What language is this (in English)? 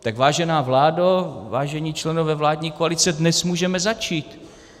Czech